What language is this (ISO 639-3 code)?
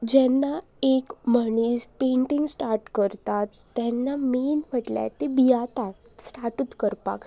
kok